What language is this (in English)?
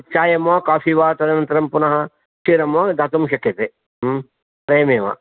Sanskrit